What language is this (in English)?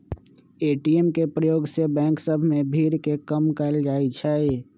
Magahi